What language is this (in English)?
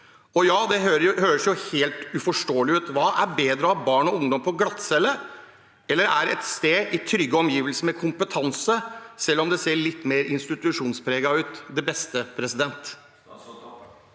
Norwegian